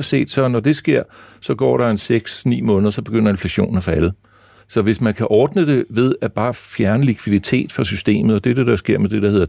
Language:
Danish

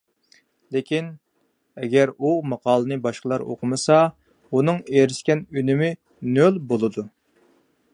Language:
Uyghur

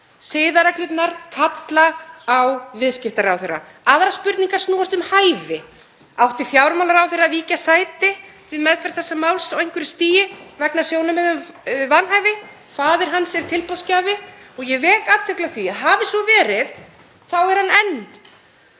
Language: Icelandic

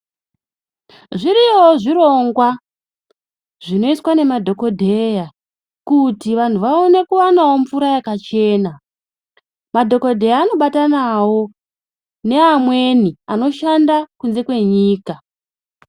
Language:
Ndau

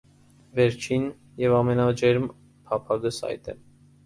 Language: Armenian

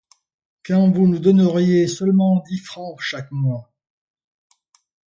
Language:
French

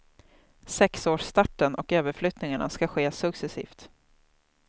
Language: Swedish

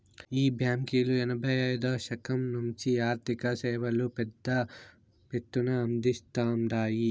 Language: Telugu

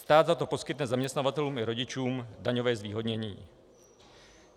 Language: Czech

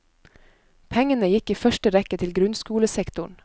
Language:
Norwegian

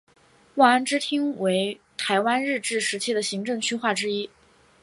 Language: Chinese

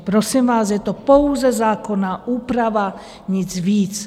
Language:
Czech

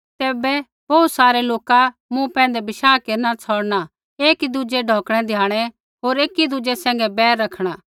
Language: Kullu Pahari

